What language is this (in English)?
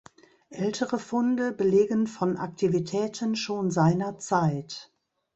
German